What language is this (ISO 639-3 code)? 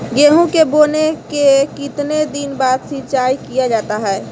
mag